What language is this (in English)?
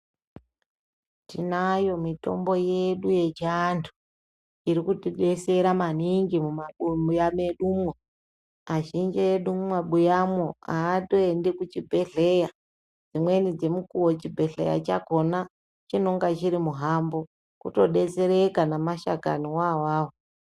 Ndau